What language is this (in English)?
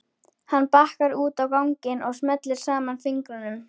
Icelandic